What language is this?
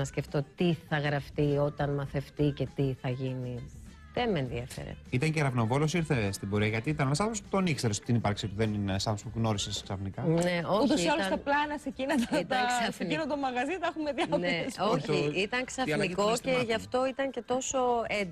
Greek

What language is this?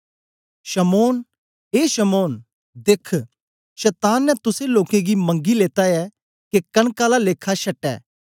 Dogri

